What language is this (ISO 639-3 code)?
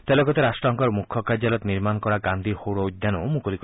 asm